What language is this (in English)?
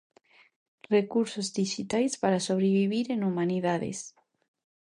Galician